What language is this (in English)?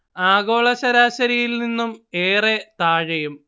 Malayalam